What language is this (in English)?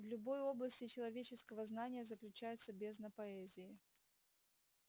Russian